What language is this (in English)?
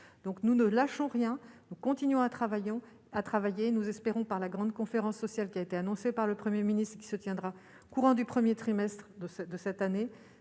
French